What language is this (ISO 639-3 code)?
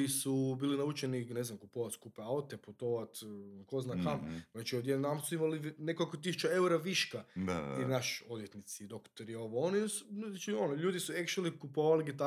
hrv